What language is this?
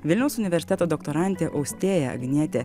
Lithuanian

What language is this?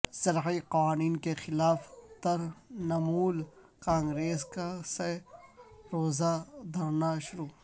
Urdu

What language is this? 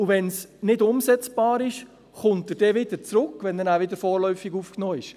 Swiss German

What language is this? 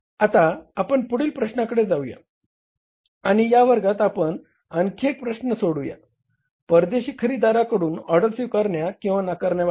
Marathi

